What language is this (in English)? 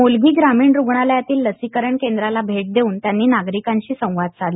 Marathi